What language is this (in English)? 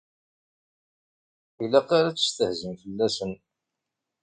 Kabyle